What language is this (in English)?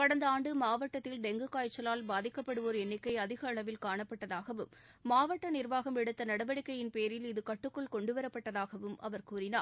Tamil